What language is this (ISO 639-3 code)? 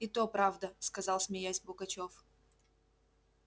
rus